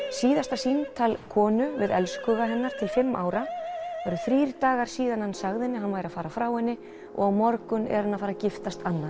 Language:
Icelandic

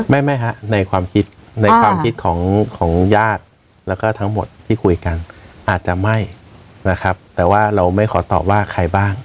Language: Thai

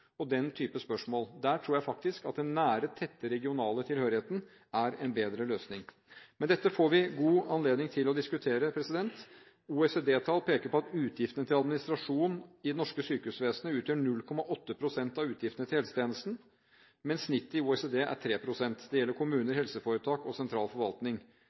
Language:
Norwegian Bokmål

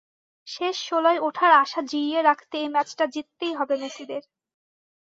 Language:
Bangla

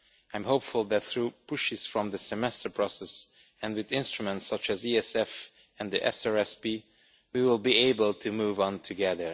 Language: English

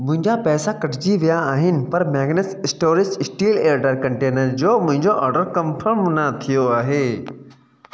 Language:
Sindhi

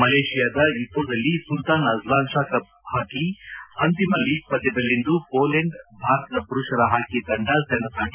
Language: Kannada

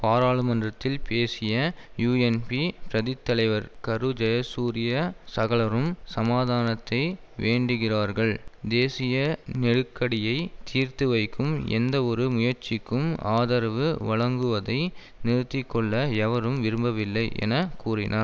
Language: Tamil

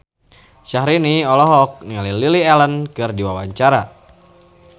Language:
Sundanese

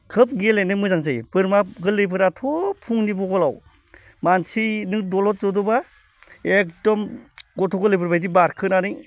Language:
Bodo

